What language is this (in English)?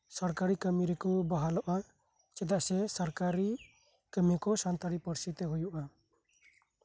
Santali